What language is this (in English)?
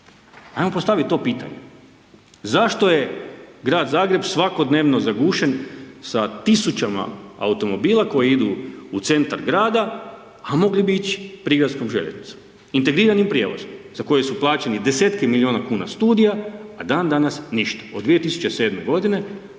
Croatian